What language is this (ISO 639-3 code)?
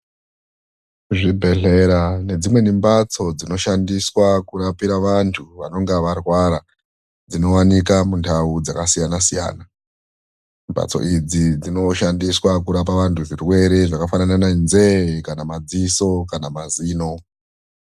ndc